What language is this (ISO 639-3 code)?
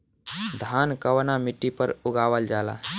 bho